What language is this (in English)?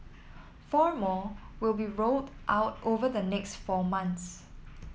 English